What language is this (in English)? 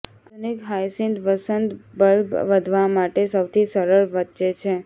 Gujarati